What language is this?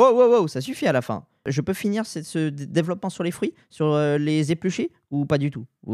French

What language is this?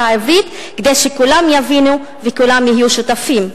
Hebrew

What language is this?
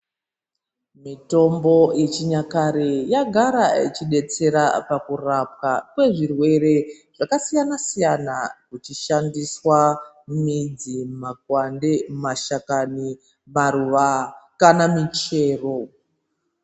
Ndau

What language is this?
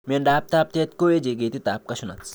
Kalenjin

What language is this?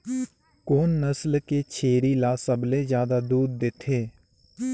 Chhattisgarhi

